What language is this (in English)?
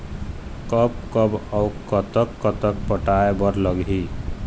Chhattisgarhi